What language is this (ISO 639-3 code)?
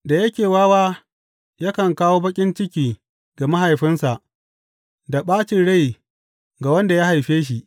hau